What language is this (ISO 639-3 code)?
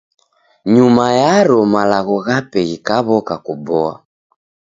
dav